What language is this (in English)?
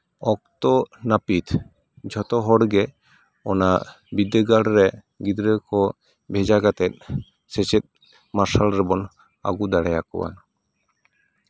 Santali